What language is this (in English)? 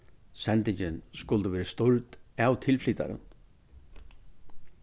Faroese